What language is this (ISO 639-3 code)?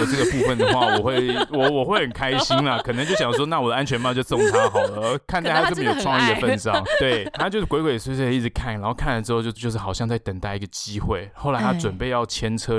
zho